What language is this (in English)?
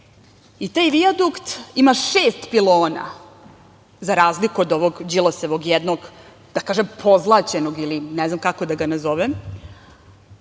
Serbian